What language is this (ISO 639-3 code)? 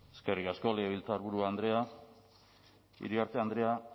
eus